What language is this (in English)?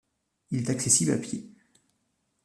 French